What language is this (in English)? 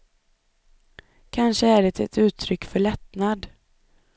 Swedish